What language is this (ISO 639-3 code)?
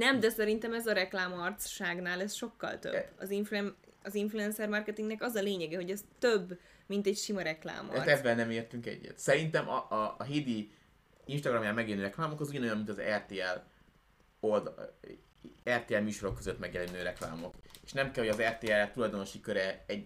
hun